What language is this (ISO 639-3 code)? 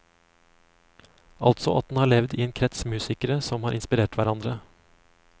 nor